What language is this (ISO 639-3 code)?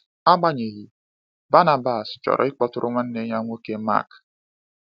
ibo